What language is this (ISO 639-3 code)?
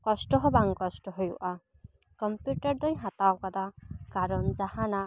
sat